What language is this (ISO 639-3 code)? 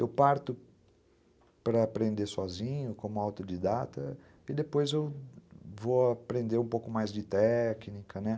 por